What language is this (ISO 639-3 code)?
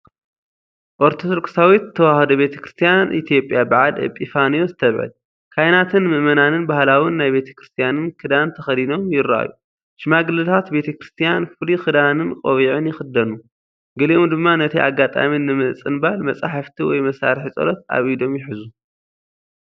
tir